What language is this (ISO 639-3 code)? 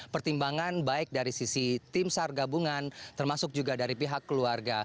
ind